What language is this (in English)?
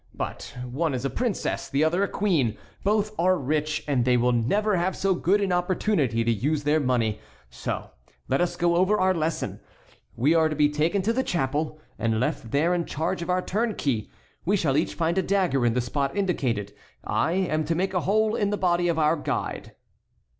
English